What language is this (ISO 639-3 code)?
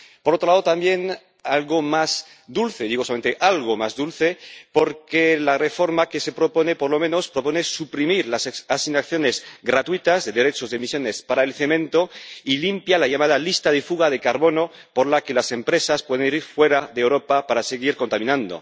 spa